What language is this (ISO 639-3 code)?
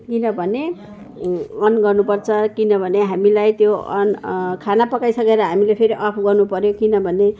nep